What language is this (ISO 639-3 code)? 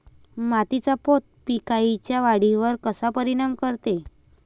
mar